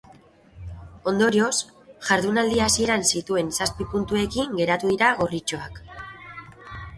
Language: Basque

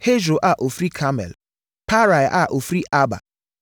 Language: Akan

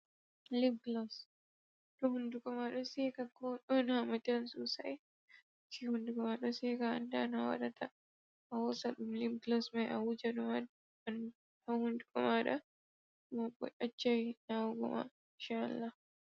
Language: Fula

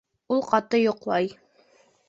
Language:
Bashkir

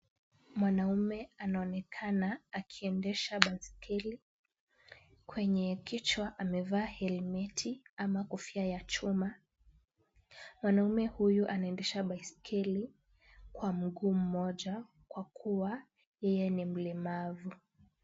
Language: Swahili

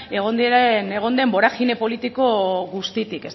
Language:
Basque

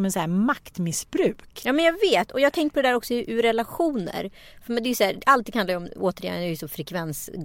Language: Swedish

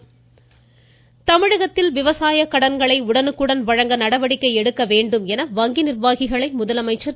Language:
Tamil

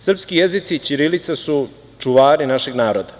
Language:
Serbian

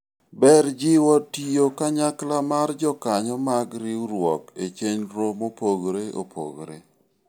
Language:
Luo (Kenya and Tanzania)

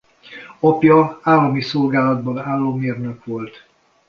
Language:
Hungarian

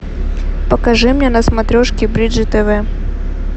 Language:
Russian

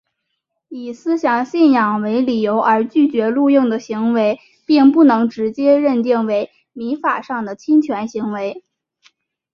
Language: Chinese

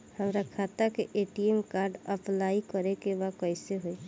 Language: Bhojpuri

